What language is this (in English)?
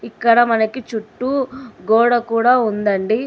Telugu